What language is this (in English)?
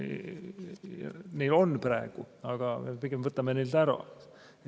Estonian